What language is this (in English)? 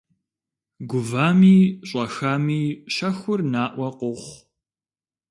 Kabardian